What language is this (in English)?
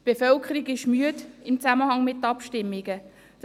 Swiss German